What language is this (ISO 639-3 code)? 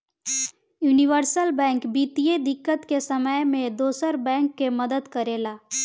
bho